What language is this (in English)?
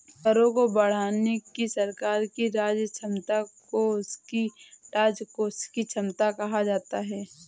Hindi